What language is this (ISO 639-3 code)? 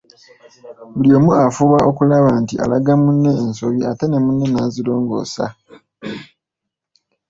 lug